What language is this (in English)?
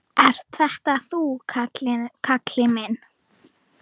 Icelandic